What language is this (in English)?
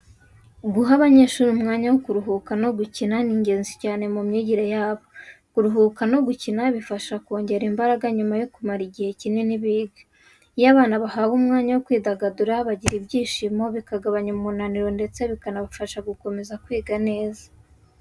Kinyarwanda